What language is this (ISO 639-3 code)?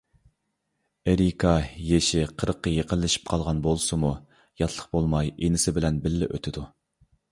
uig